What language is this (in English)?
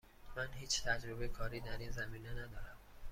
Persian